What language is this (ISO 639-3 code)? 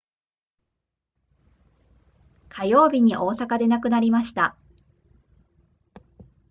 jpn